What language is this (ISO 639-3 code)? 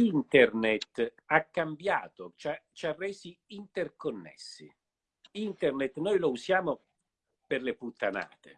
ita